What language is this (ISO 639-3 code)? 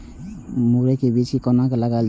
mai